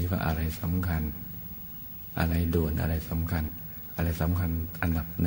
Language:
Thai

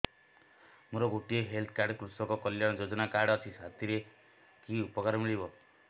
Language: Odia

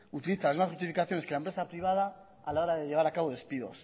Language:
Spanish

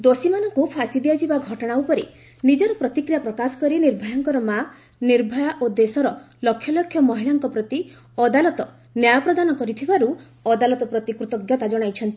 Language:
Odia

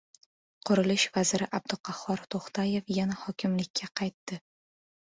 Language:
Uzbek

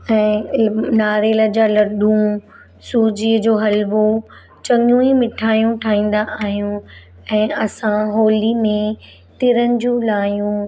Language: Sindhi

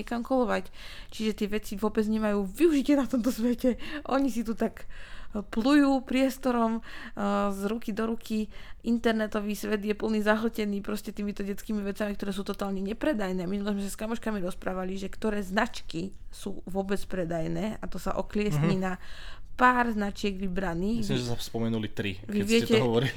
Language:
Slovak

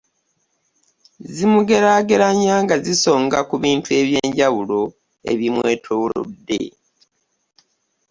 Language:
Ganda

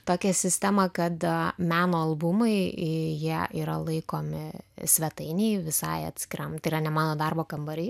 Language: Lithuanian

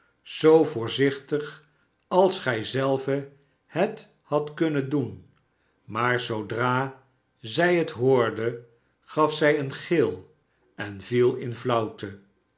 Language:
Dutch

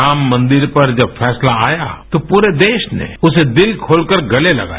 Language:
Hindi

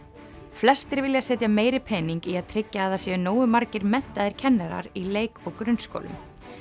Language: Icelandic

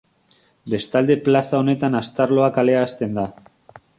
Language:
Basque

